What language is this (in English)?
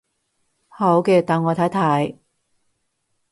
Cantonese